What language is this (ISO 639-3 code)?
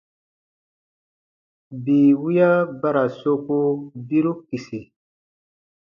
bba